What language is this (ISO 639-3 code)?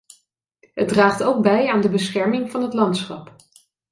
nld